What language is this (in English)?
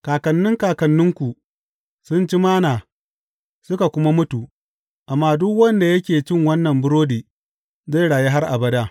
Hausa